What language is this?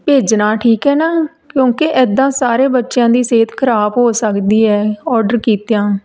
Punjabi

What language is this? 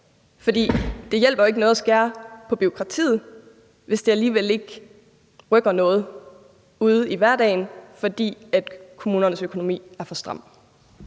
Danish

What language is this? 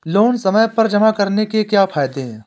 Hindi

